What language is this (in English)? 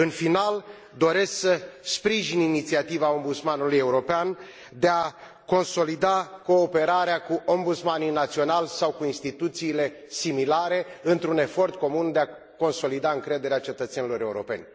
Romanian